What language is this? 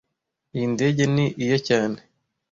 Kinyarwanda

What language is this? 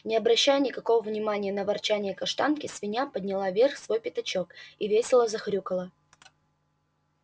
Russian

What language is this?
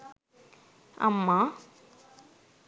Sinhala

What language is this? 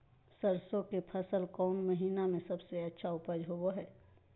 Magahi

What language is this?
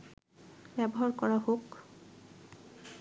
Bangla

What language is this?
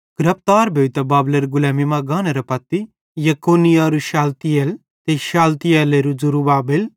Bhadrawahi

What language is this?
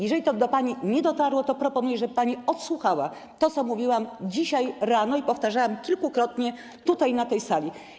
Polish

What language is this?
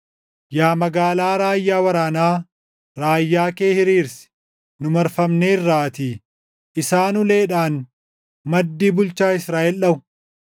Oromo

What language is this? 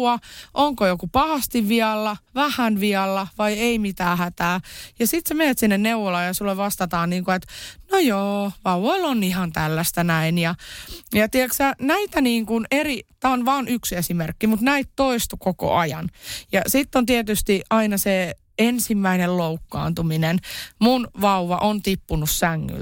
Finnish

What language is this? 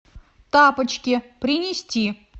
Russian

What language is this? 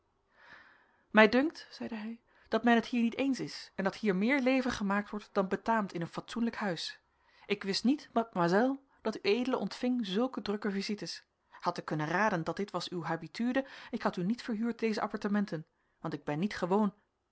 Dutch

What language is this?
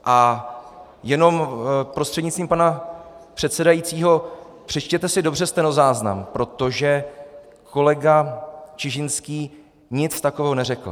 Czech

